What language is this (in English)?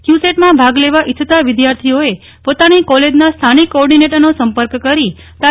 Gujarati